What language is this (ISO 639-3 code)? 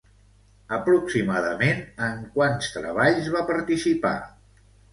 cat